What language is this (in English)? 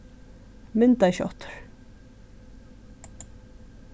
Faroese